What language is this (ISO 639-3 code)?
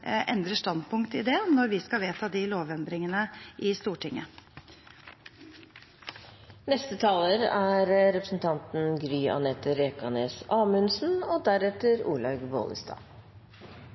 nob